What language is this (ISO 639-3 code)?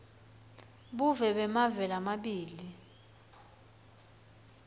ssw